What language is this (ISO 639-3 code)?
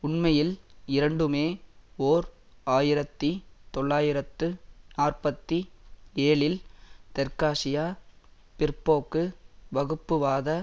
tam